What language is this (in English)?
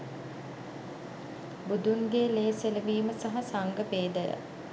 Sinhala